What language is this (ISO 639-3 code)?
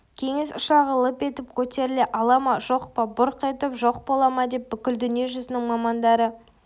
kaz